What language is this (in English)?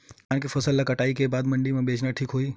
Chhattisgarhi